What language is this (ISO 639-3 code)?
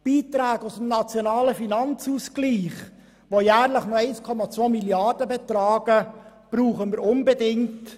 gsw